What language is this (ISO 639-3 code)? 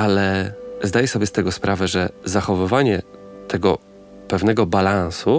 pol